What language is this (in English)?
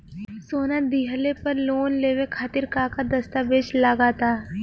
Bhojpuri